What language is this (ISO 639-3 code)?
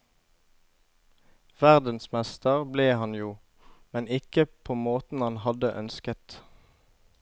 nor